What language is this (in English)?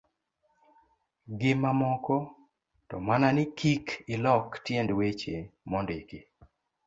Luo (Kenya and Tanzania)